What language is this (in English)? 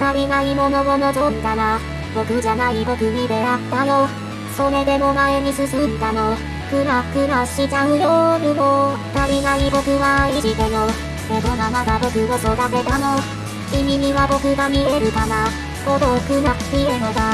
Japanese